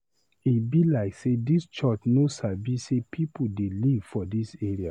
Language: Nigerian Pidgin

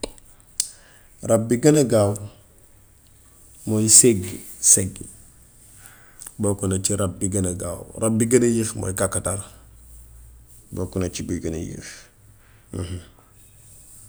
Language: Gambian Wolof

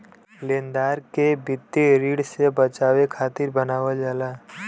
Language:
Bhojpuri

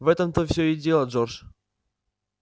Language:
Russian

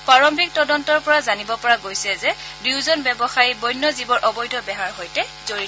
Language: Assamese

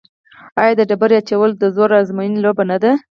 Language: Pashto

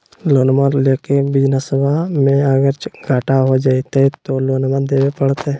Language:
Magahi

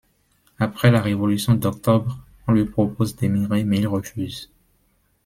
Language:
French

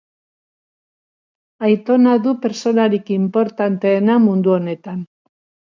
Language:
Basque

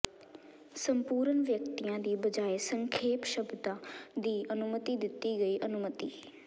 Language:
Punjabi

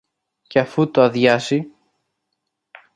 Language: Greek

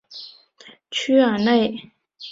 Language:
Chinese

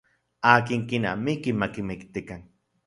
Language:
Central Puebla Nahuatl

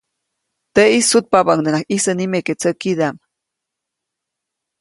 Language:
Copainalá Zoque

